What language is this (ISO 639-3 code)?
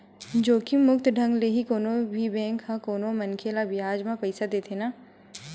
hne